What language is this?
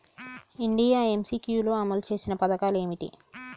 Telugu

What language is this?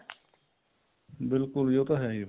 Punjabi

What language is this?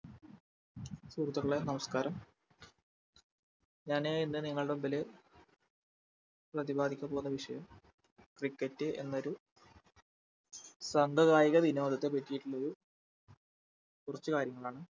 Malayalam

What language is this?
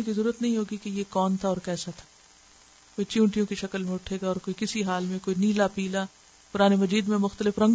Urdu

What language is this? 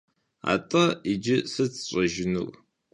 Kabardian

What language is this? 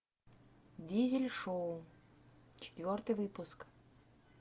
Russian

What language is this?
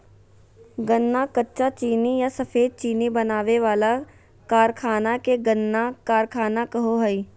Magahi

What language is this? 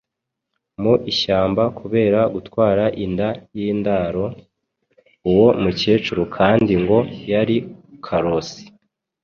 Kinyarwanda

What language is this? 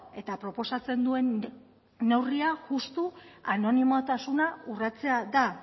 Basque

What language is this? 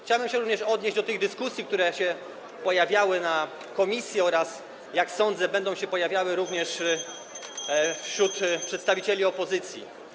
Polish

